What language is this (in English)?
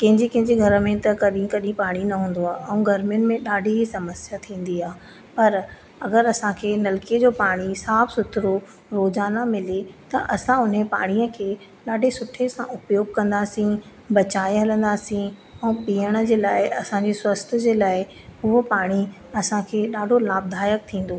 Sindhi